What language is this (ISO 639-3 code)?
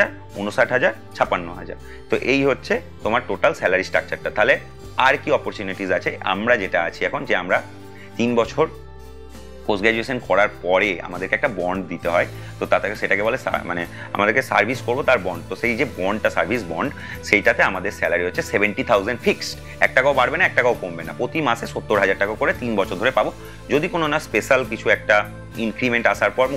eng